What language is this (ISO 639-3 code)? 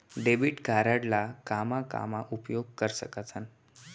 hne